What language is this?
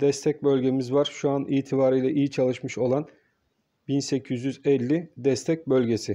Turkish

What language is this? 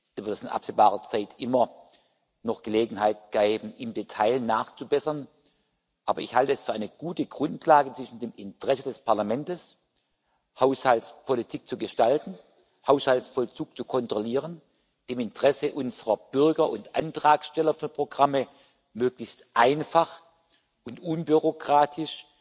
German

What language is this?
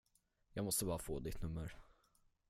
Swedish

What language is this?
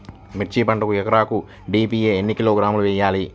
Telugu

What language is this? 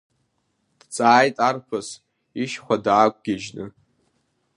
Abkhazian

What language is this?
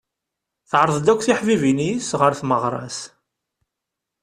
Kabyle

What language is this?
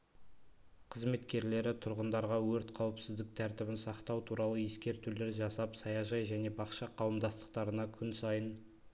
Kazakh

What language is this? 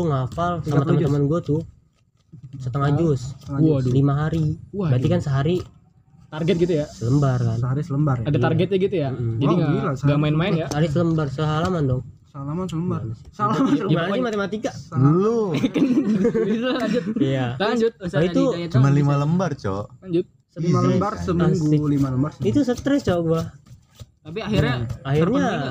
Indonesian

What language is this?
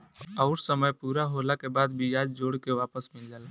Bhojpuri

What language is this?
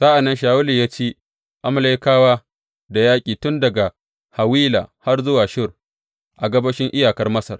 Hausa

